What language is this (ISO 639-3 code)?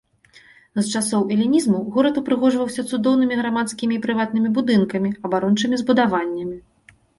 bel